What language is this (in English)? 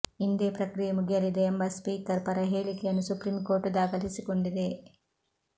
Kannada